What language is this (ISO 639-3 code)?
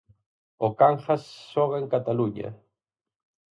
glg